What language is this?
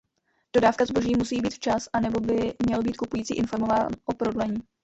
Czech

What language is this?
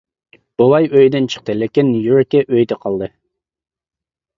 Uyghur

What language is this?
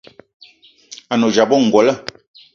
Eton (Cameroon)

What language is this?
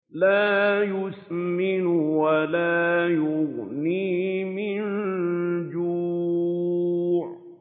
Arabic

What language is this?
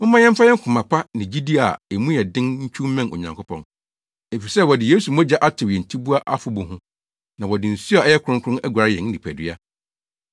Akan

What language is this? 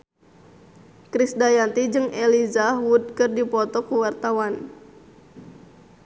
Sundanese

